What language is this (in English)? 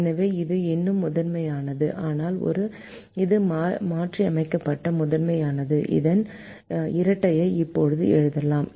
Tamil